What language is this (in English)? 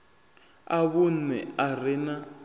Venda